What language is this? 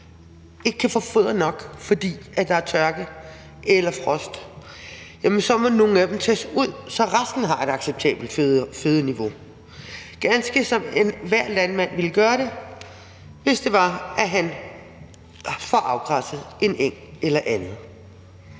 Danish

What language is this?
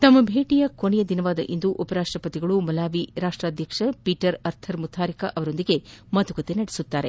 Kannada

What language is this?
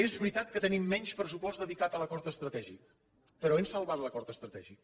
Catalan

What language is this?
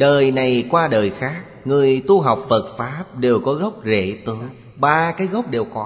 Vietnamese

